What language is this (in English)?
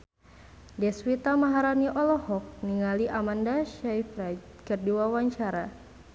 Sundanese